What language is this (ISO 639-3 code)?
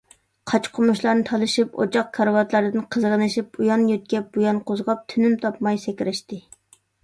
uig